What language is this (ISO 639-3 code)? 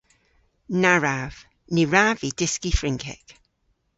cor